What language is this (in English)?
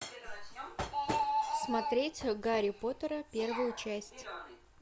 Russian